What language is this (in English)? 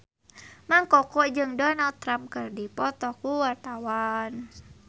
Sundanese